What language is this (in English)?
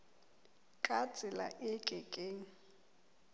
Southern Sotho